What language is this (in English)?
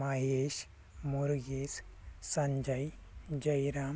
Kannada